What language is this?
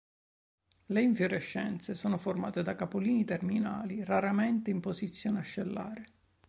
Italian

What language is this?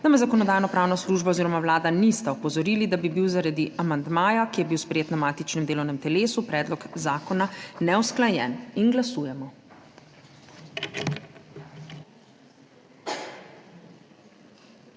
Slovenian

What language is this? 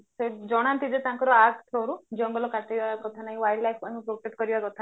Odia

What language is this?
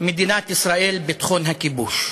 Hebrew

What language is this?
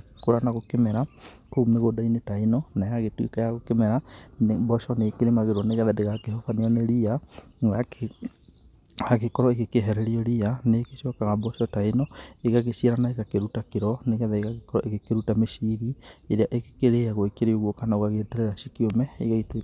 Kikuyu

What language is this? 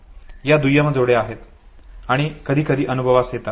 Marathi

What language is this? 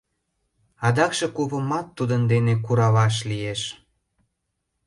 Mari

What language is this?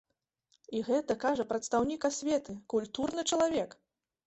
Belarusian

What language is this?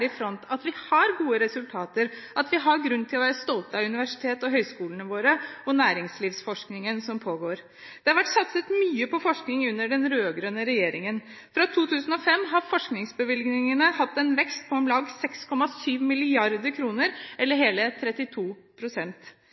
Norwegian Bokmål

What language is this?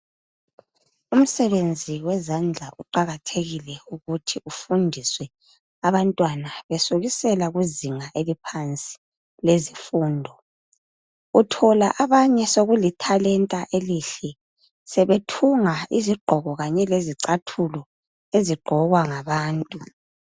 North Ndebele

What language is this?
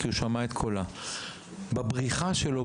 Hebrew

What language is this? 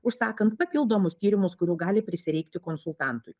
Lithuanian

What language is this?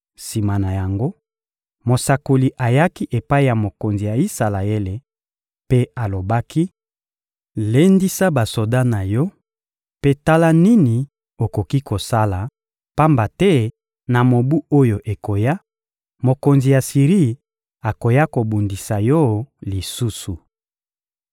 Lingala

